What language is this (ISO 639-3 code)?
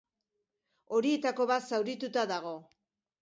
eus